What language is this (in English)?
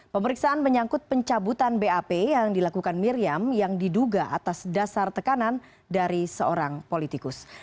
Indonesian